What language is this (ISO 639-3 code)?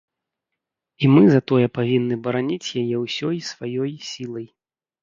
bel